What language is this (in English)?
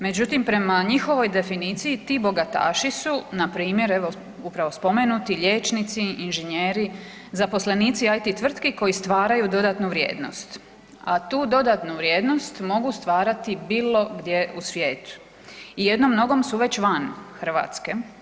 Croatian